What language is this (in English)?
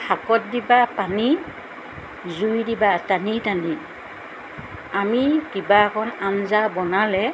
Assamese